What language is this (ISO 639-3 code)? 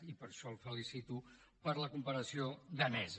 cat